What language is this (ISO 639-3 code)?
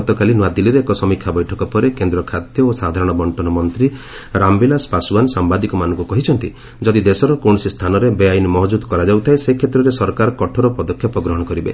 ori